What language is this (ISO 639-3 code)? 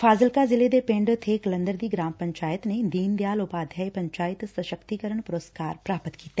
pan